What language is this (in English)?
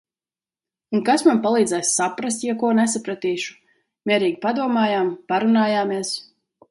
Latvian